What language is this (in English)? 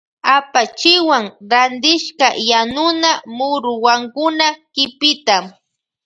Loja Highland Quichua